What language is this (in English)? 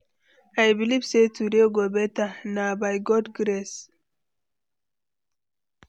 Nigerian Pidgin